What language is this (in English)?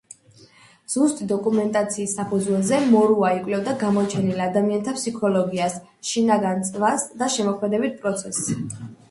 Georgian